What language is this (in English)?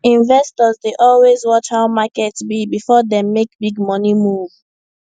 Nigerian Pidgin